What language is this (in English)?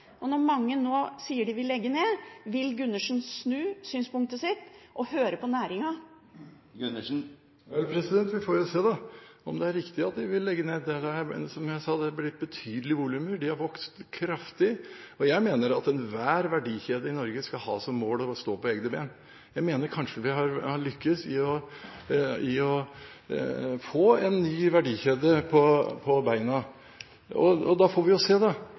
Norwegian Bokmål